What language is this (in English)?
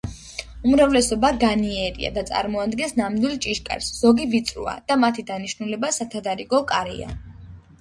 Georgian